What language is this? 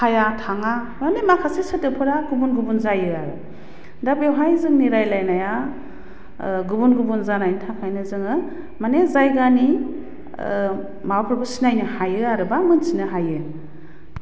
Bodo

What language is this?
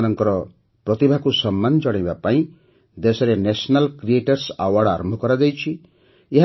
Odia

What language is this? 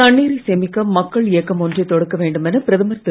Tamil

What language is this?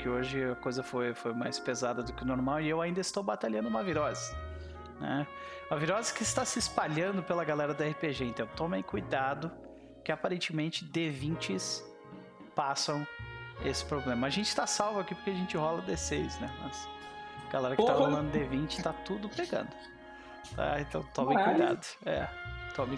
Portuguese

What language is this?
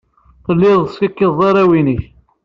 Kabyle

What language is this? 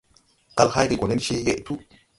Tupuri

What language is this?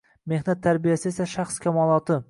Uzbek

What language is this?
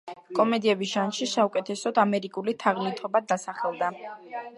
Georgian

